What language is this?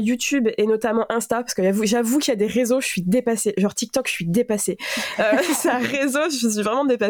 French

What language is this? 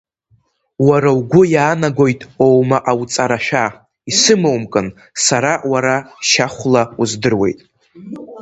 Abkhazian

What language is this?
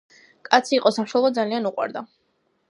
Georgian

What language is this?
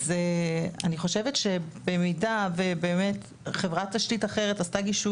Hebrew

